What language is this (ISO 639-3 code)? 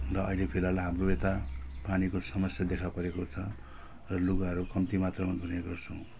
nep